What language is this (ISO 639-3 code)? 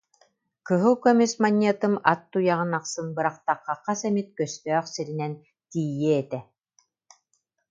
sah